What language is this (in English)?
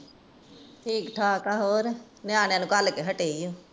Punjabi